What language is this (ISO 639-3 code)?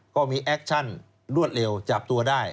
tha